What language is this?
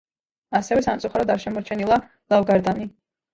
Georgian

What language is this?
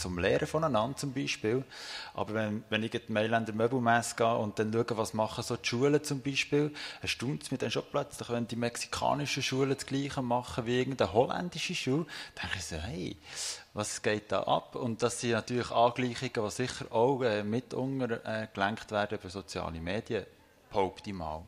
German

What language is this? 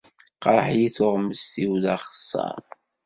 Kabyle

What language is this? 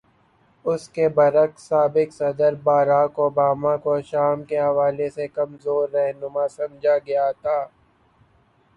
Urdu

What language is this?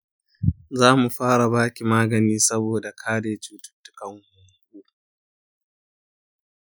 Hausa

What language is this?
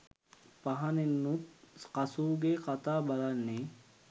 Sinhala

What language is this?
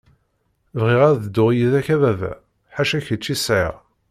Kabyle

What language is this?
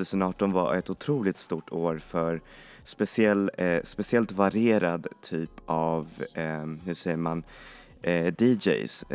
Swedish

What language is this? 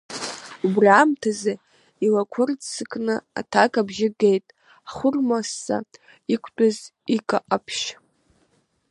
Abkhazian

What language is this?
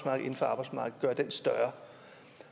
Danish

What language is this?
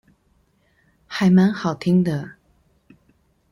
Chinese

